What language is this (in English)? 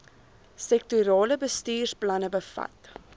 Afrikaans